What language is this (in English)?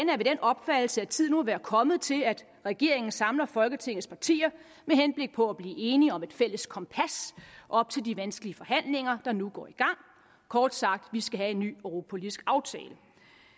Danish